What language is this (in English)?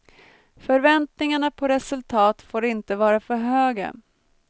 Swedish